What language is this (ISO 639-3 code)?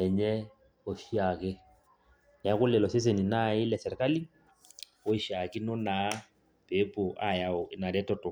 mas